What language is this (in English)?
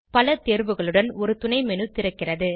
Tamil